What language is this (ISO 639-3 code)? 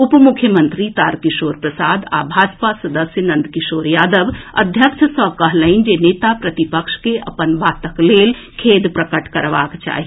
mai